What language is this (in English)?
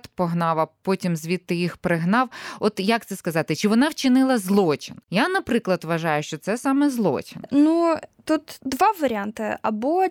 Ukrainian